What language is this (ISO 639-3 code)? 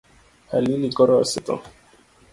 luo